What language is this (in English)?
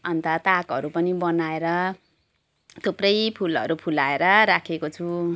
Nepali